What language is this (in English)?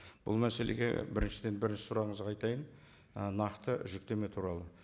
Kazakh